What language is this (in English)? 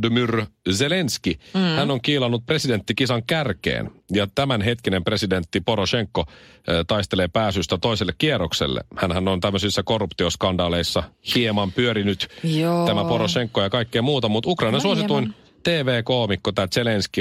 Finnish